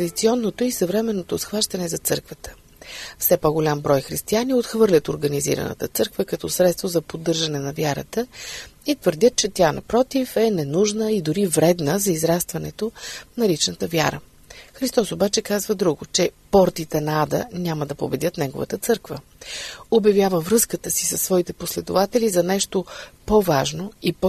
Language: Bulgarian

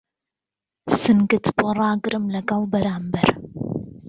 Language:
Central Kurdish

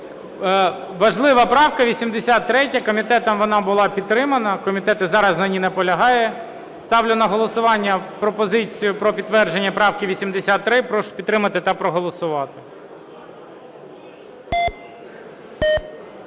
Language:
Ukrainian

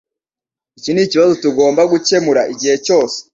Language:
Kinyarwanda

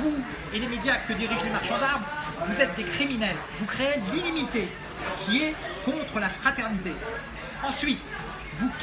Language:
French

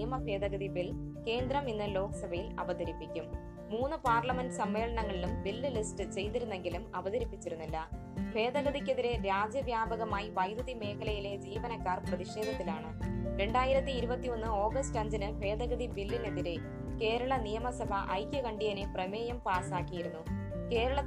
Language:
Malayalam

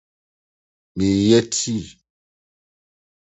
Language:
Akan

